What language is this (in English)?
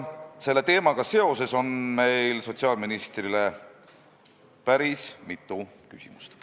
Estonian